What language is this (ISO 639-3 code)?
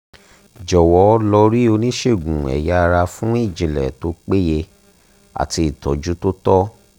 yor